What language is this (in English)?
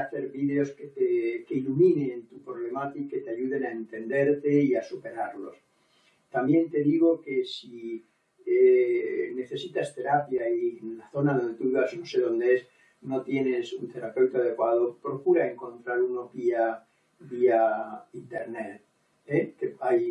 Spanish